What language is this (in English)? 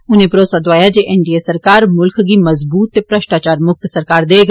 Dogri